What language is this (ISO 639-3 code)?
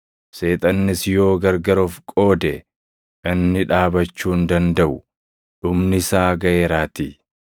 orm